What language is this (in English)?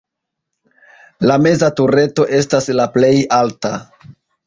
Esperanto